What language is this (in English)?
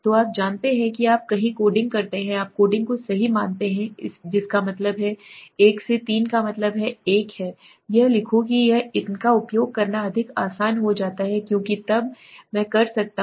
Hindi